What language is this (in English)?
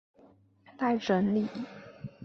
Chinese